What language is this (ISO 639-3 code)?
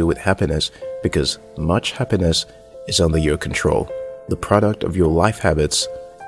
eng